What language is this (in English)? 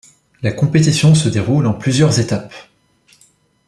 French